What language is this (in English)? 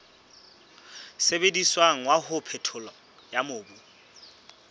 Southern Sotho